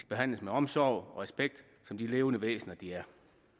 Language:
Danish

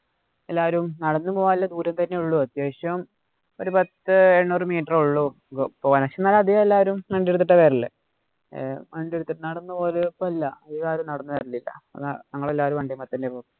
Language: Malayalam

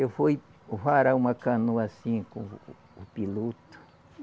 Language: Portuguese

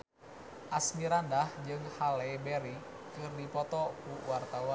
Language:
Sundanese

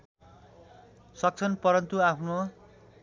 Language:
Nepali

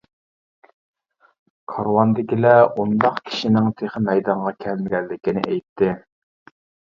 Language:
Uyghur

